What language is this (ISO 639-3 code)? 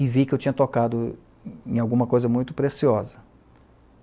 por